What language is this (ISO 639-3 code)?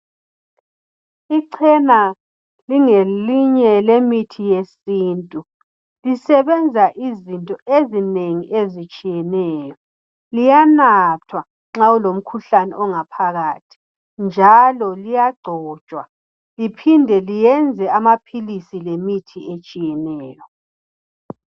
nde